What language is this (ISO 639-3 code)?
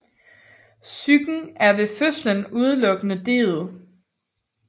dan